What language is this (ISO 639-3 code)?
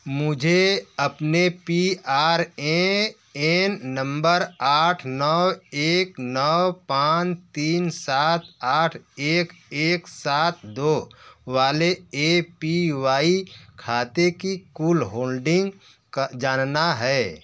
hin